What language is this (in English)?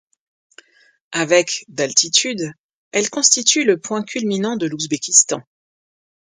French